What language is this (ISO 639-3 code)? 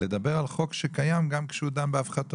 heb